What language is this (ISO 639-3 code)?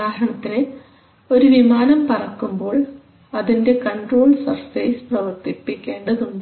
mal